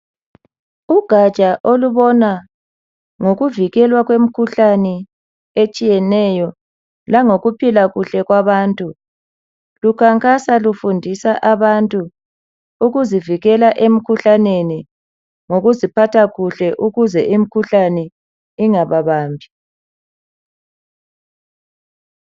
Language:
North Ndebele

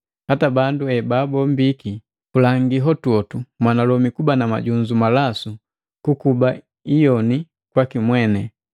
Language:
Matengo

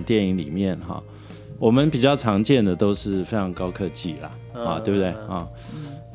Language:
Chinese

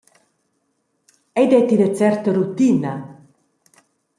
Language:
Romansh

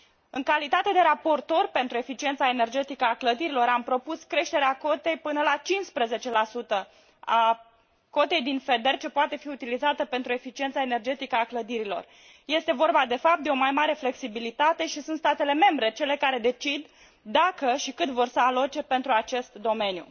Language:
Romanian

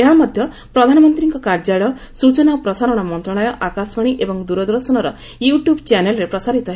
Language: Odia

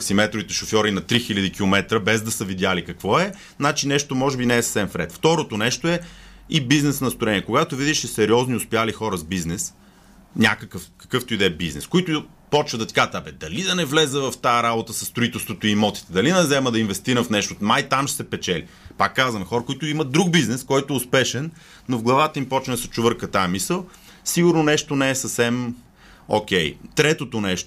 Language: Bulgarian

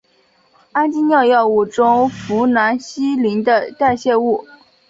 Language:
Chinese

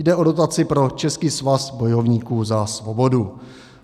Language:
Czech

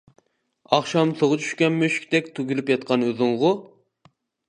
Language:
Uyghur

